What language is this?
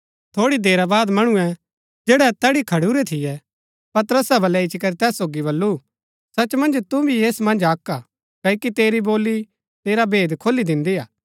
Gaddi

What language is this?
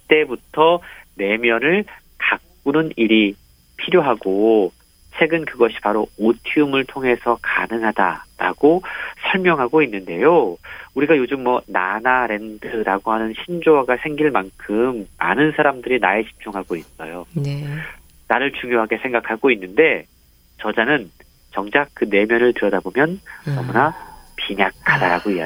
Korean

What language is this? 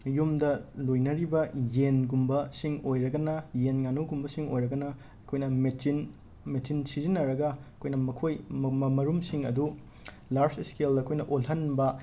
Manipuri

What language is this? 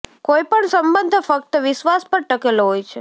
Gujarati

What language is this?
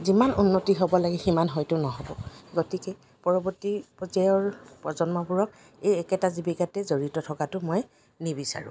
Assamese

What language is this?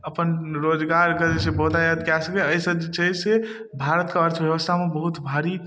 Maithili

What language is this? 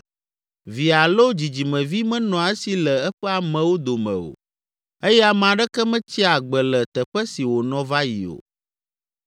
Ewe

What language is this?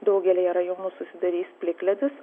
Lithuanian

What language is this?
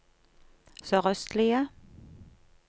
Norwegian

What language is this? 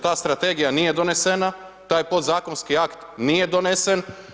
Croatian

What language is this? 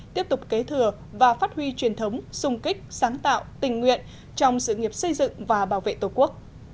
Vietnamese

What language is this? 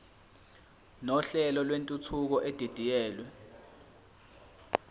Zulu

